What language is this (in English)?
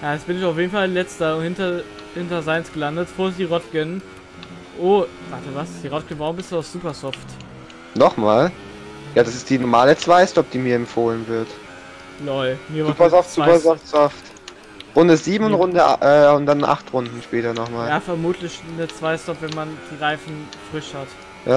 German